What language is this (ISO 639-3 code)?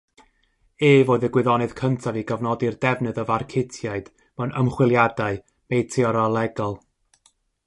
cym